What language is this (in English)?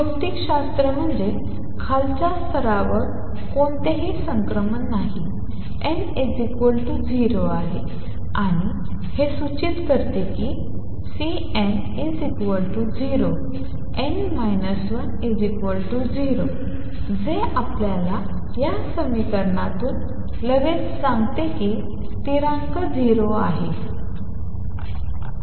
Marathi